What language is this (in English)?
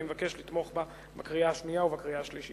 Hebrew